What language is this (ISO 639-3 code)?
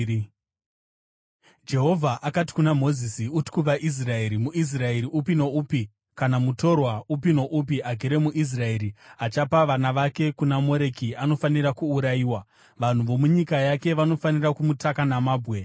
sna